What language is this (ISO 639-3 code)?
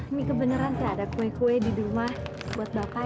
ind